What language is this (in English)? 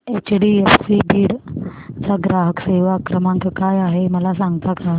Marathi